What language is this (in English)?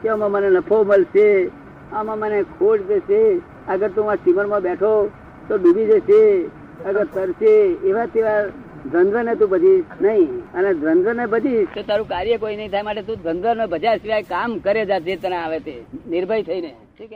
Gujarati